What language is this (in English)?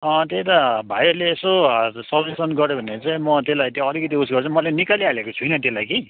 Nepali